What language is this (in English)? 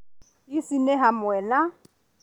Kikuyu